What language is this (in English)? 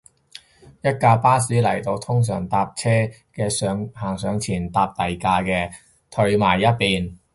Cantonese